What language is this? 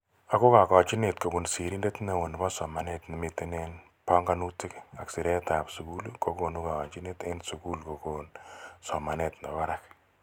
Kalenjin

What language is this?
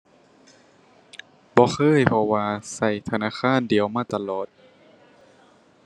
Thai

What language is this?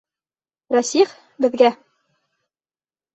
Bashkir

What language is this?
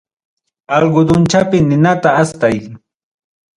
Ayacucho Quechua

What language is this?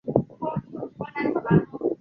Chinese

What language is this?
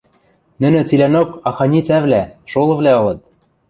Western Mari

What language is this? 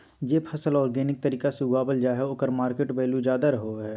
Magahi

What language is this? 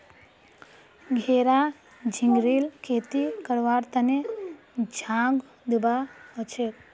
Magahi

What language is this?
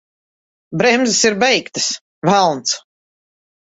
Latvian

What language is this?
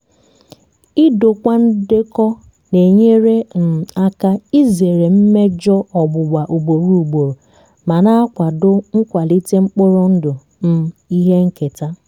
Igbo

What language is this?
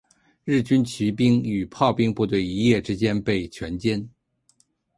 Chinese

